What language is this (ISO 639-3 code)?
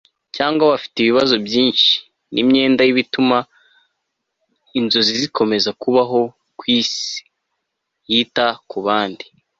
kin